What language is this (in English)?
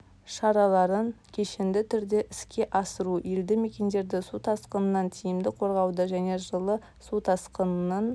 Kazakh